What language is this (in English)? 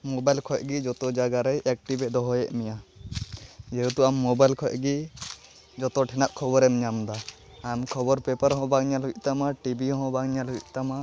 Santali